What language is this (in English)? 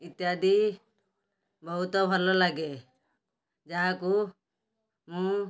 Odia